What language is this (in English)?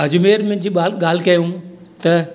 Sindhi